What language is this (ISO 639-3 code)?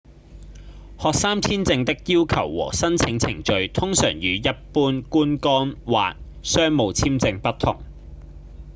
yue